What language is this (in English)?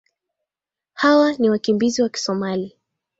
Swahili